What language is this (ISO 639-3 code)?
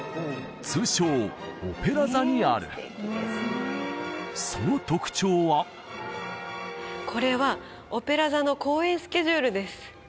jpn